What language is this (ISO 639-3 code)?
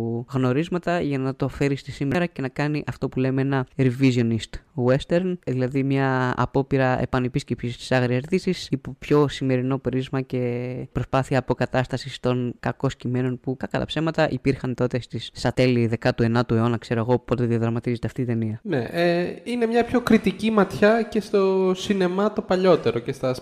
ell